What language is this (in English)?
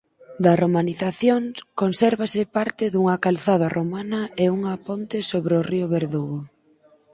Galician